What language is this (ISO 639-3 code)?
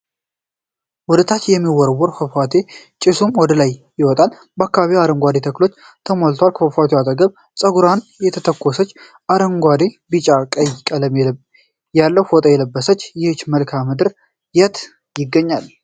amh